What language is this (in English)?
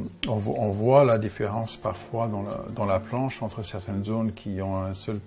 French